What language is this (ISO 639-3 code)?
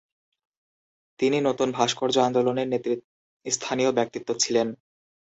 ben